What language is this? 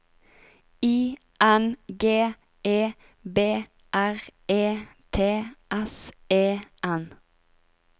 Norwegian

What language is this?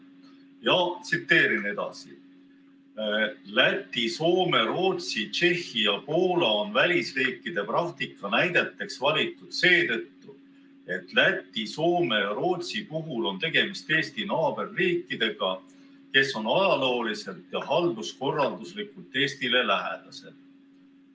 Estonian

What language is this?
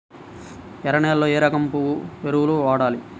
Telugu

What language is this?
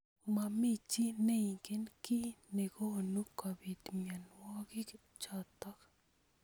Kalenjin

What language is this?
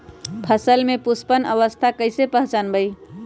Magahi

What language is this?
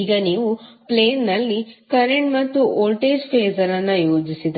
Kannada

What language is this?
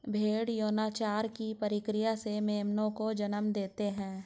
Hindi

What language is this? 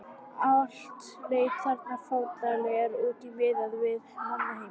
Icelandic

